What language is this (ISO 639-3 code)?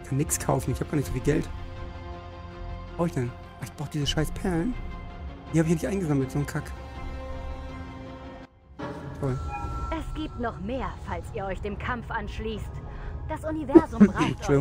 deu